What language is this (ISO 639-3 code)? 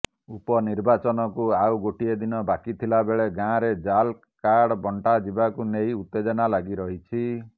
ori